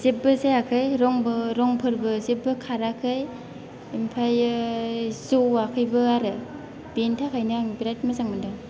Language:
Bodo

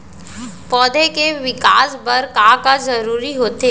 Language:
Chhattisgarhi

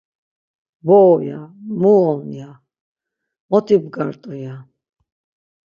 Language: Laz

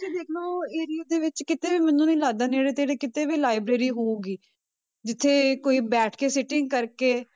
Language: Punjabi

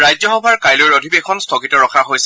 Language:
Assamese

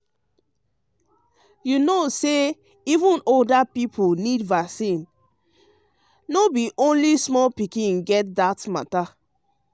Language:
Nigerian Pidgin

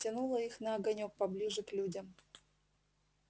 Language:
Russian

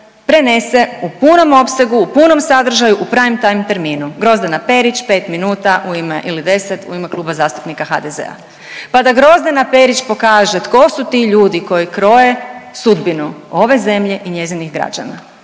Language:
Croatian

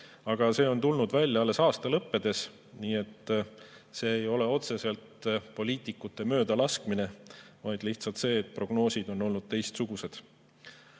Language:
Estonian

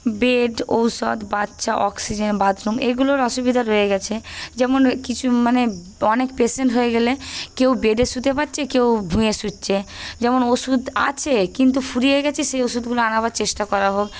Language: Bangla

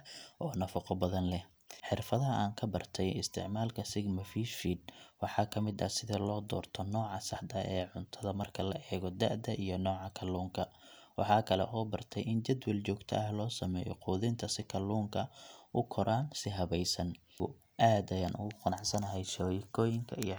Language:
Somali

